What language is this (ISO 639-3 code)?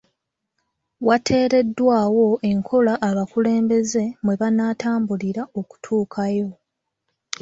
lug